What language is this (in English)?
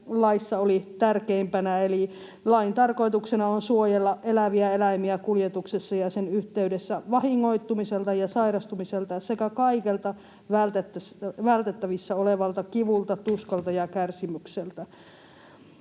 Finnish